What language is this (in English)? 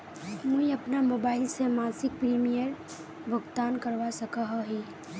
Magahi